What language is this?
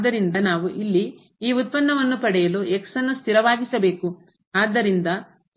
Kannada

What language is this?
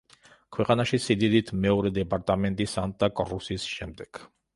Georgian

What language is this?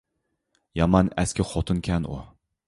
Uyghur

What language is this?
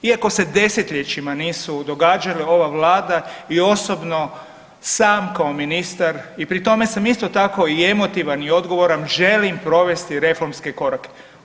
Croatian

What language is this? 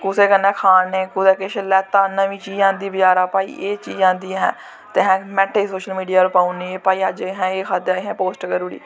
Dogri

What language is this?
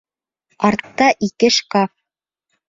Bashkir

